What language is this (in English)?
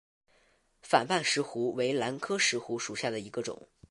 Chinese